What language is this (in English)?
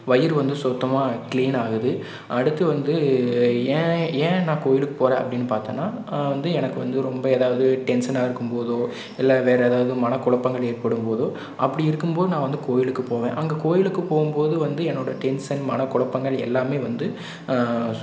Tamil